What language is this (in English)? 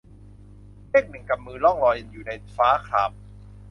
Thai